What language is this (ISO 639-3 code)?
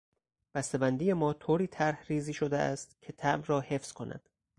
fas